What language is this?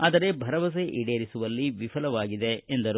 Kannada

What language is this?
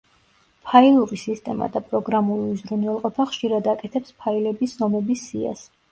Georgian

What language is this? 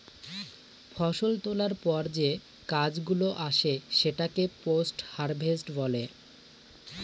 Bangla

